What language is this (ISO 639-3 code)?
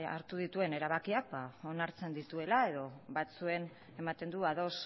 eus